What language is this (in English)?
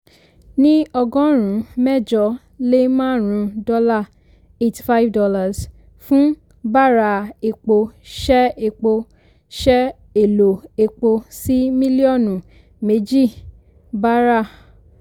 Yoruba